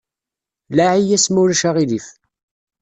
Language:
Kabyle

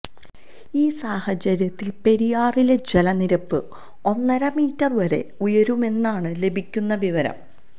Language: Malayalam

